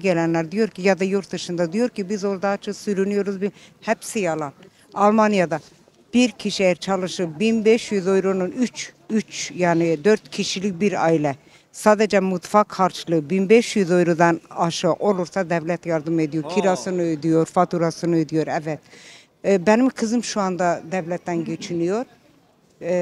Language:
Turkish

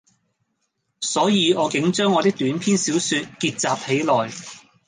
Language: Cantonese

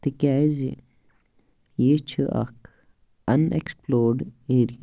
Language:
Kashmiri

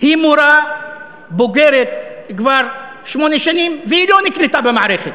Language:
Hebrew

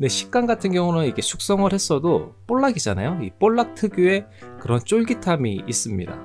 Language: Korean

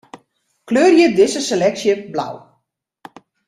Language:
Western Frisian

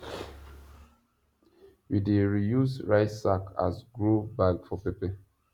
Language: Nigerian Pidgin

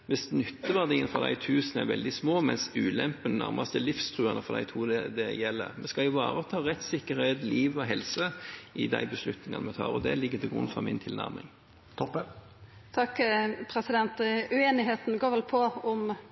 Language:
Norwegian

